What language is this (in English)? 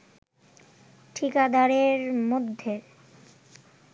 Bangla